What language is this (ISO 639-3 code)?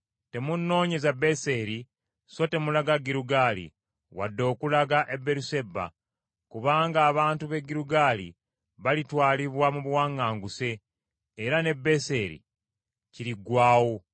lug